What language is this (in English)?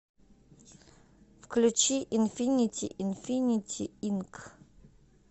Russian